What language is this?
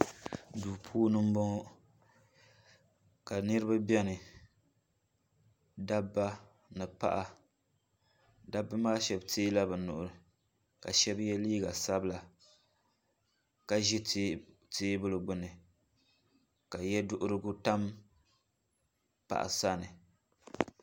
Dagbani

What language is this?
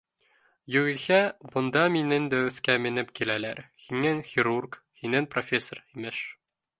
Bashkir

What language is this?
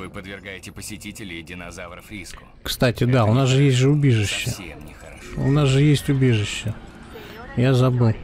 Russian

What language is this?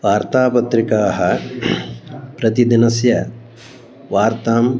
Sanskrit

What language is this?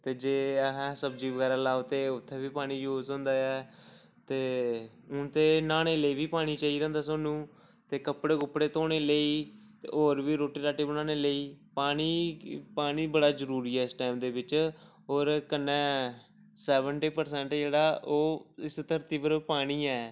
Dogri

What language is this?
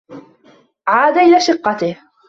Arabic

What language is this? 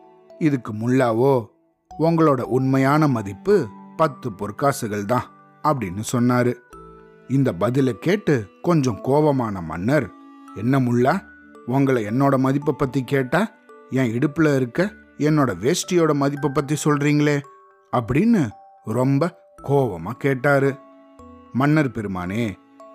Tamil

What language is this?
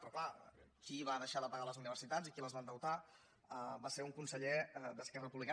Catalan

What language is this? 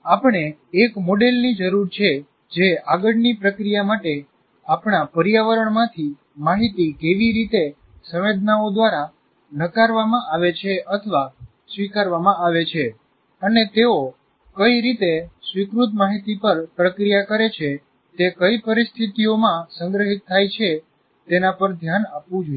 Gujarati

